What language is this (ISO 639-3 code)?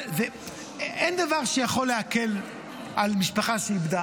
heb